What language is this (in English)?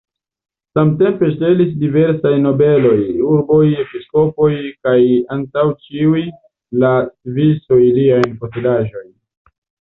Esperanto